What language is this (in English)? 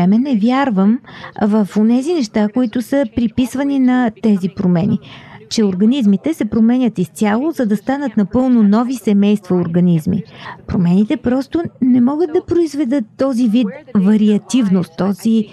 Bulgarian